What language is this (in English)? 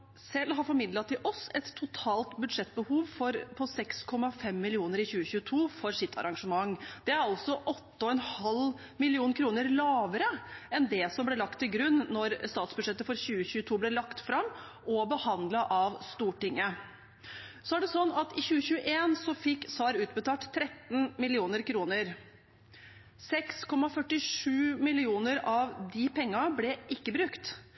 Norwegian Bokmål